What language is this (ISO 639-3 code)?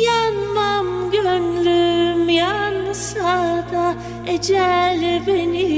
tur